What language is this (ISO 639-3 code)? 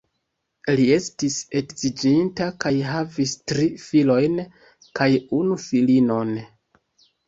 epo